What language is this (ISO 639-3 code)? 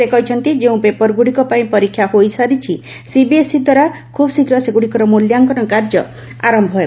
ori